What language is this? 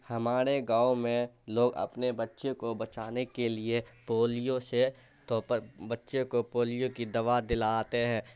Urdu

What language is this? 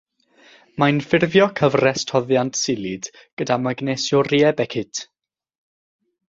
Welsh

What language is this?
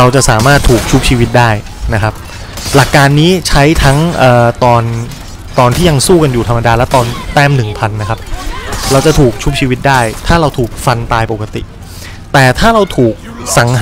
Thai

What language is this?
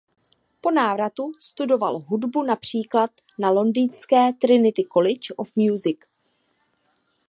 Czech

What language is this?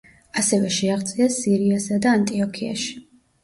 Georgian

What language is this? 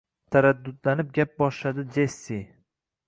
Uzbek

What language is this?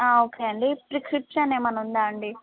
Telugu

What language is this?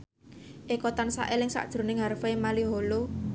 Javanese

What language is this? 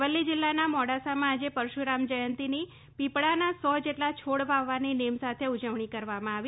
Gujarati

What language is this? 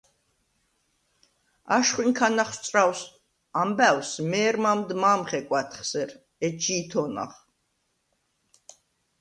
Svan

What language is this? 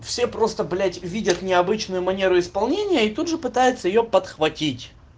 Russian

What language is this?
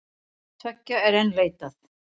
Icelandic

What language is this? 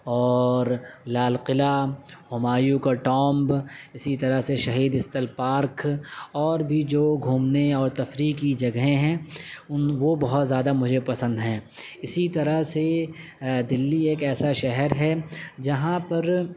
Urdu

